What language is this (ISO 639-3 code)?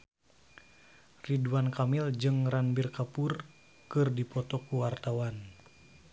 sun